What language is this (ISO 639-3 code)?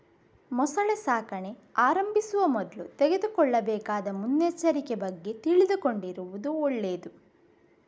kan